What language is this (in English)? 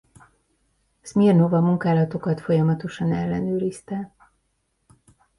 Hungarian